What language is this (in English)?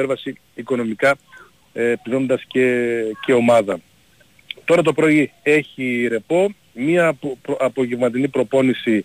Greek